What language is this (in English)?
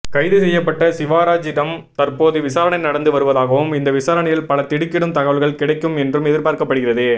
Tamil